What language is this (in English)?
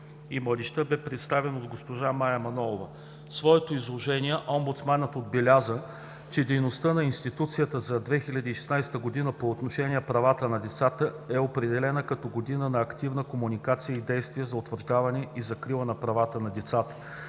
Bulgarian